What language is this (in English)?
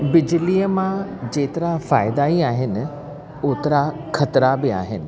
Sindhi